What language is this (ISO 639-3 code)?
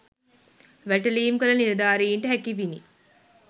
sin